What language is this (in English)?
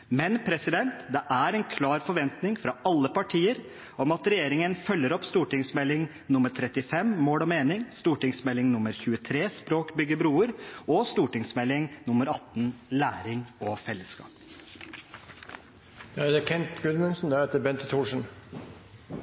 Norwegian Bokmål